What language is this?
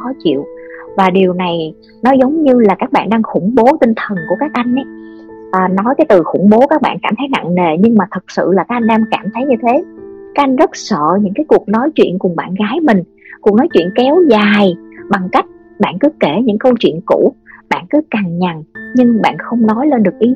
Vietnamese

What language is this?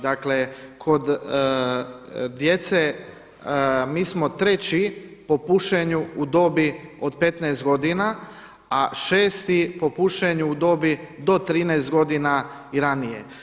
Croatian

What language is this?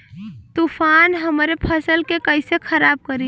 Bhojpuri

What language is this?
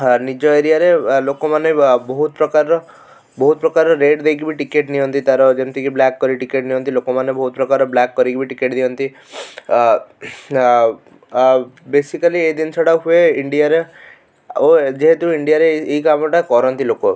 Odia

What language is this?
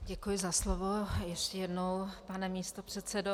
Czech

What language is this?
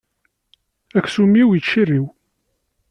Kabyle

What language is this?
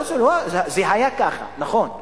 Hebrew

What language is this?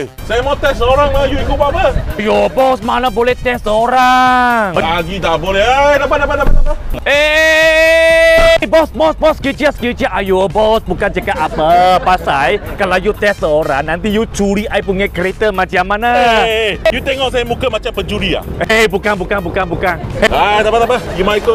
Malay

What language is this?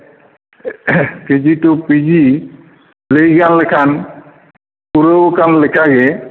Santali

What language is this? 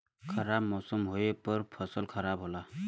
Bhojpuri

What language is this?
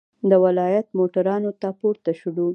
Pashto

